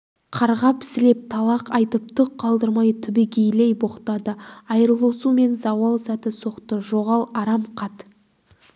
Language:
Kazakh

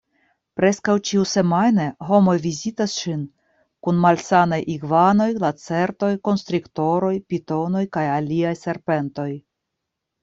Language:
Esperanto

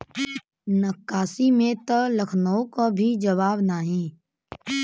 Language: Bhojpuri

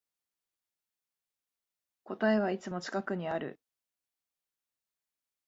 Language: Japanese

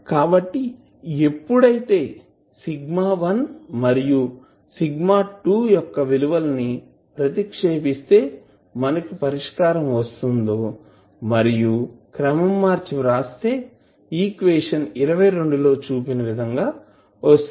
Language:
Telugu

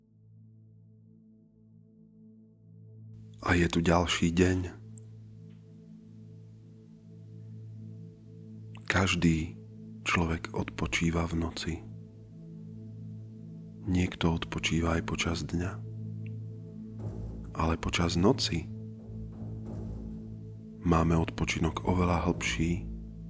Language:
Slovak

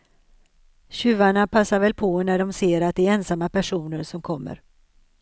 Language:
Swedish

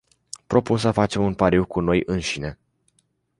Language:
Romanian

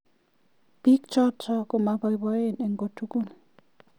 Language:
Kalenjin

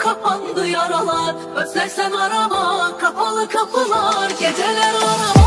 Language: Turkish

